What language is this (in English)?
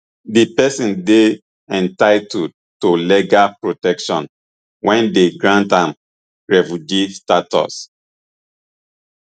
Nigerian Pidgin